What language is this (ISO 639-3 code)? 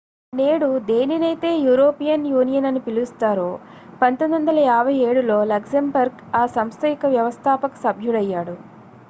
tel